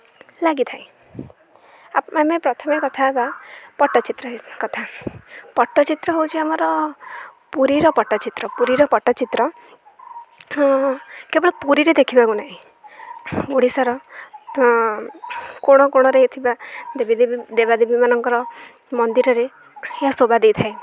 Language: Odia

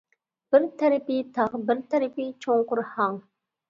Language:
Uyghur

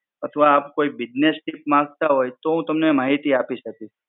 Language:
Gujarati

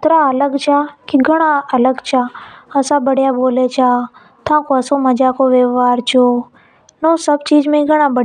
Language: Hadothi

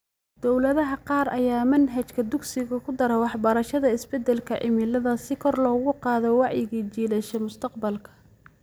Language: Somali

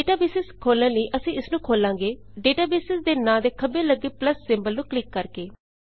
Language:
Punjabi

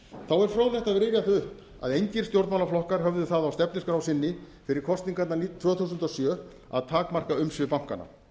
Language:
Icelandic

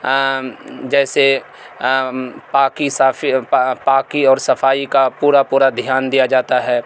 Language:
Urdu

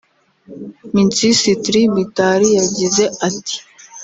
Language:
Kinyarwanda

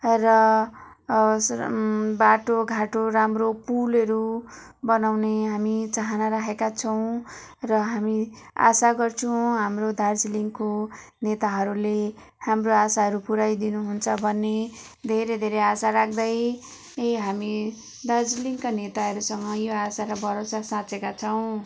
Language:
Nepali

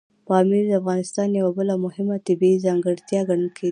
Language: Pashto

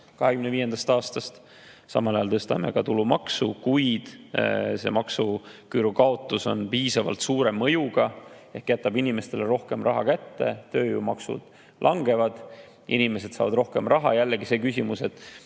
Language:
Estonian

